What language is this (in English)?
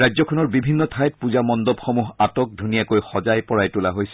Assamese